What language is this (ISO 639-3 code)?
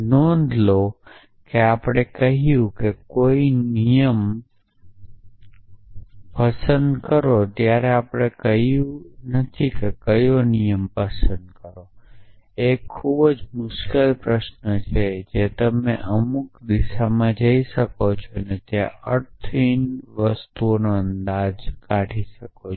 guj